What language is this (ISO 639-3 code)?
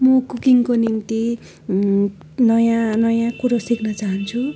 nep